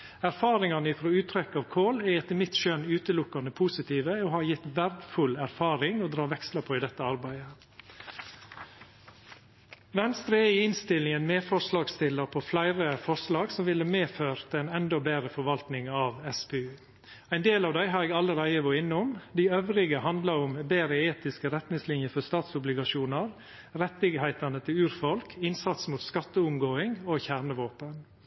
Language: Norwegian Nynorsk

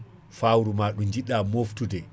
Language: Fula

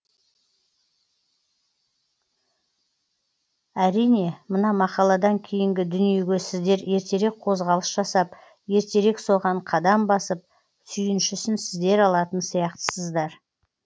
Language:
Kazakh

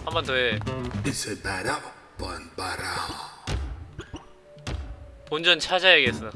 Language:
Korean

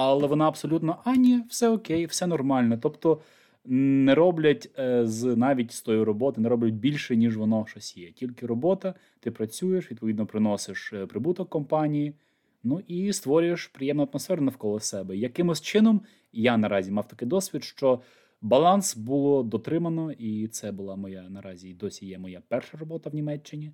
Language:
Ukrainian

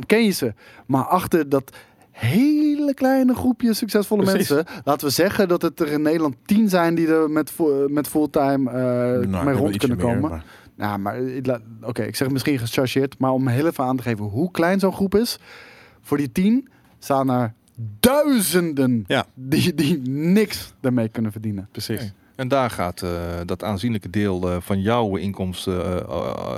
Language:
Dutch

